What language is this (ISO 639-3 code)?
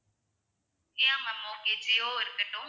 tam